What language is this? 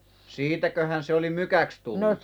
Finnish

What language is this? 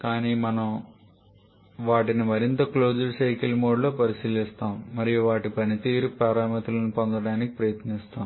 Telugu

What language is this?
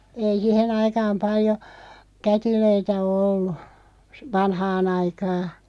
Finnish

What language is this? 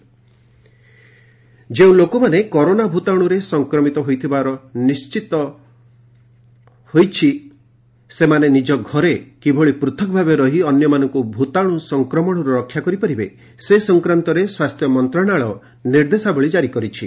Odia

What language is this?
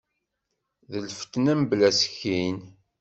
Kabyle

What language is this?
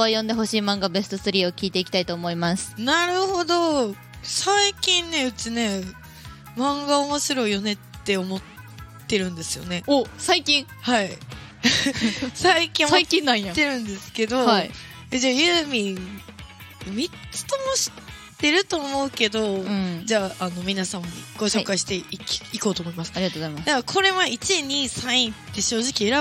Japanese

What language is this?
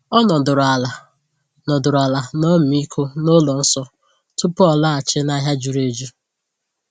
Igbo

